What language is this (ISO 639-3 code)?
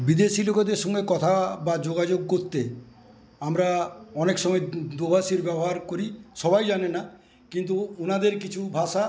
ben